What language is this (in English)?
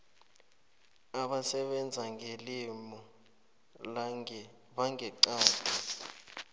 South Ndebele